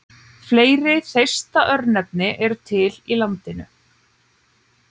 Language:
Icelandic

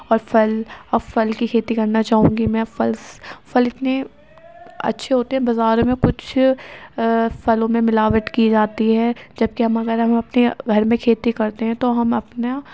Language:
Urdu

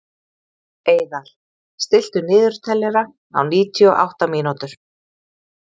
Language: Icelandic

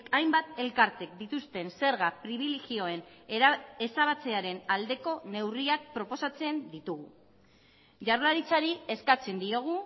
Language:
Basque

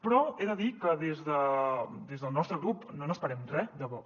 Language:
Catalan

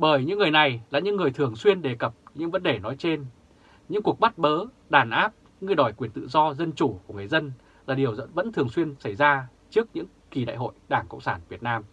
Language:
Vietnamese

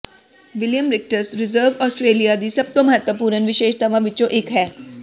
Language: Punjabi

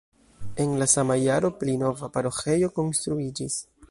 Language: Esperanto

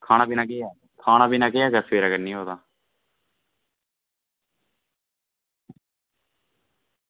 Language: Dogri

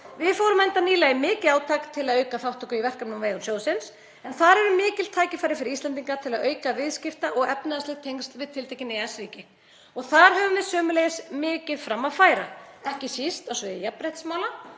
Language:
Icelandic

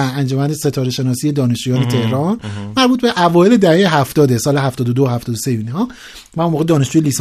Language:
Persian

